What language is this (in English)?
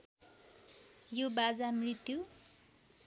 Nepali